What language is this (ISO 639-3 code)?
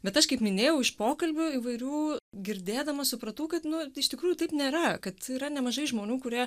lit